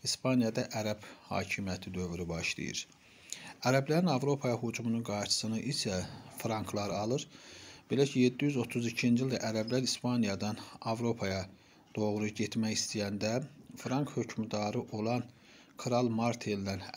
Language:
Turkish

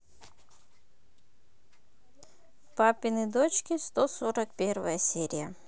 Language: Russian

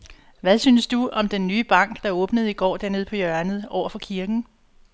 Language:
Danish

